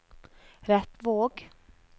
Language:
Norwegian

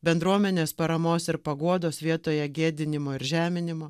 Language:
Lithuanian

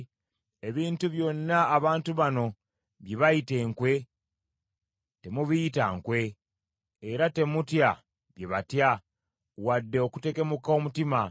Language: Ganda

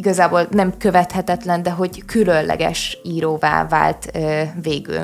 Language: Hungarian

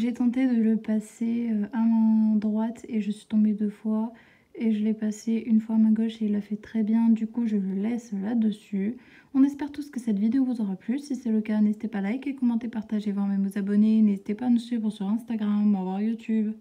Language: French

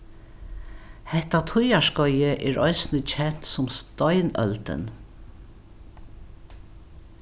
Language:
Faroese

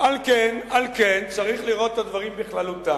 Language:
Hebrew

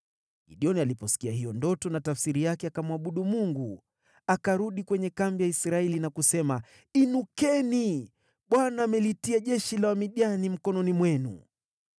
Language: Swahili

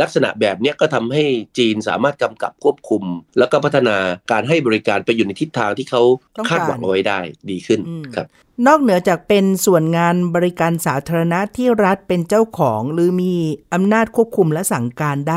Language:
Thai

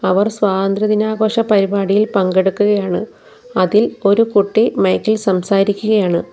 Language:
Malayalam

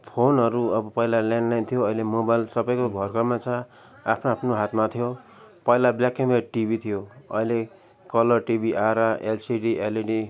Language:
Nepali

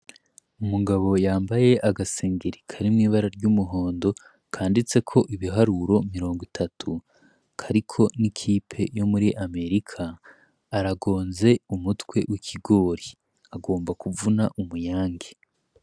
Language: Rundi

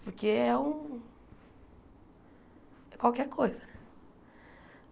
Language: Portuguese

